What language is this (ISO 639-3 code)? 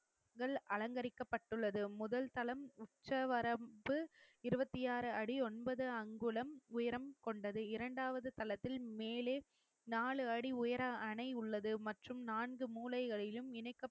tam